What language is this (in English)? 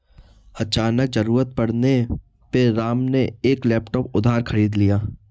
Hindi